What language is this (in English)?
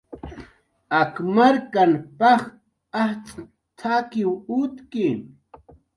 Jaqaru